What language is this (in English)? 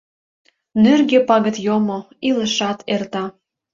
Mari